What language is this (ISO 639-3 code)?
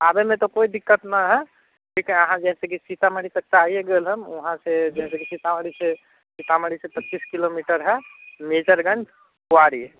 mai